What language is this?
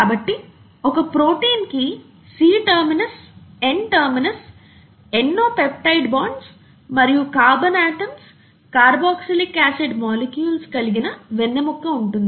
Telugu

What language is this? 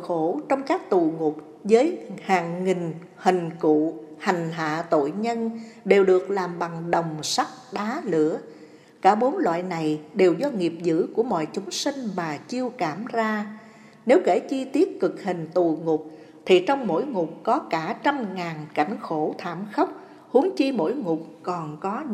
Vietnamese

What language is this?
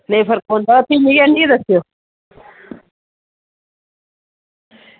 Dogri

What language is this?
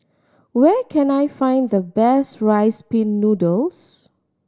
English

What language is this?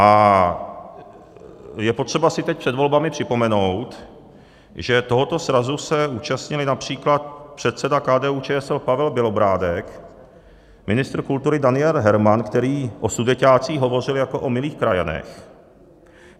Czech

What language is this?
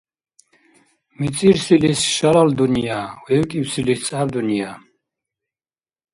Dargwa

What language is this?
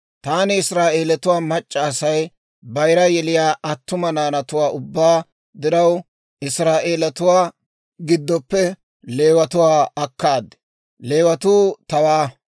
Dawro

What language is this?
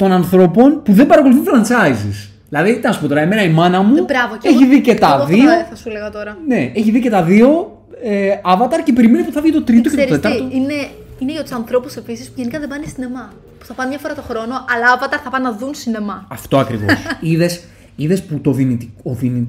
Greek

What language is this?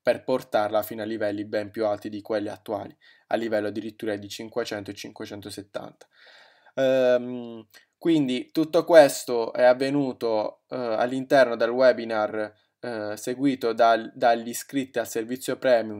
Italian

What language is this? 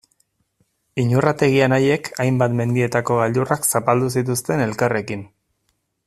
Basque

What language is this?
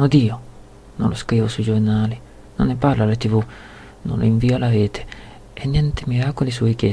Italian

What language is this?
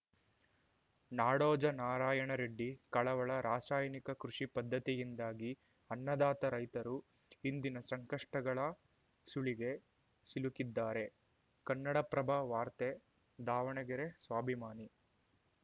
Kannada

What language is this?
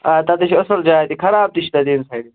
Kashmiri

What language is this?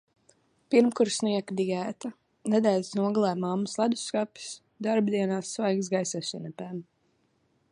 Latvian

